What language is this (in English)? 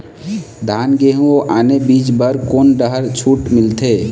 Chhattisgarhi